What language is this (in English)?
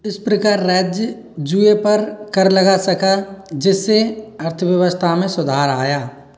Hindi